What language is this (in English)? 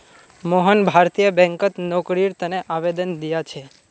Magahi